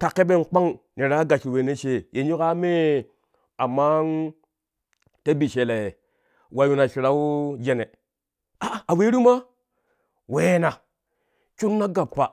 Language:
Kushi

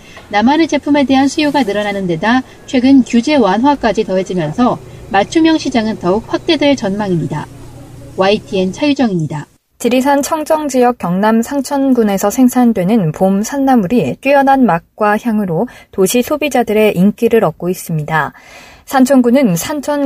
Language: Korean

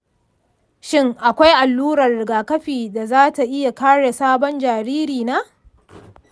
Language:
Hausa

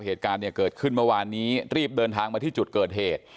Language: Thai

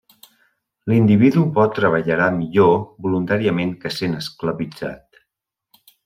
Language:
Catalan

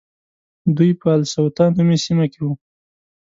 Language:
Pashto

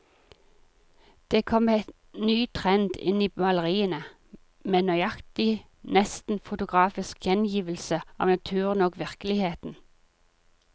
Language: Norwegian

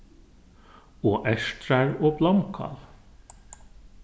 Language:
Faroese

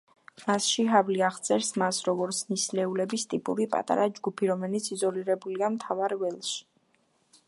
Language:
Georgian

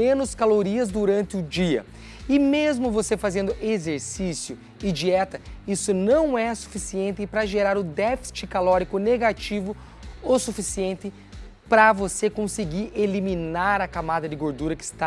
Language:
Portuguese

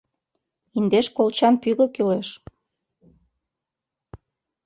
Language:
Mari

